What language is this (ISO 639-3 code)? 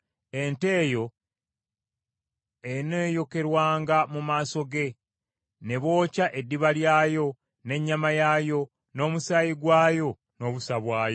lug